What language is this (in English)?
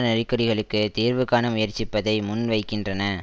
Tamil